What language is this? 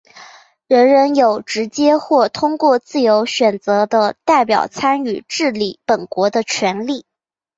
Chinese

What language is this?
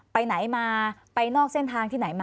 Thai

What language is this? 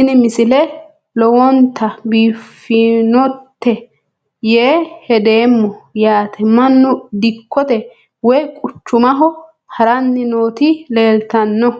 Sidamo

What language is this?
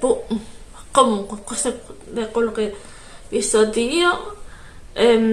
Italian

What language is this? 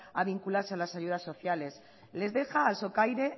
Spanish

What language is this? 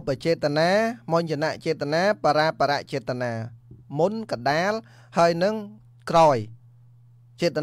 Vietnamese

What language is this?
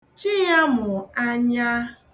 Igbo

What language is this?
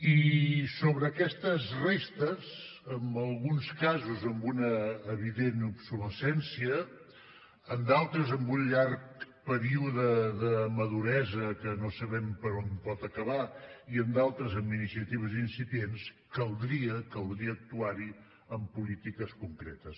Catalan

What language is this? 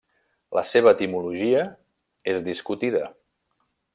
Catalan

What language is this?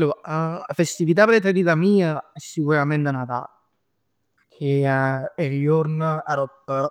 Neapolitan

